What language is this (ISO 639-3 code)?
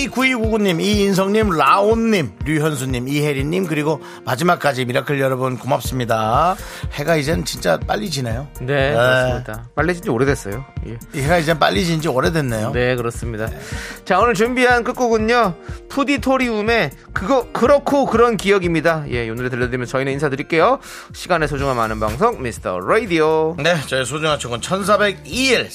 kor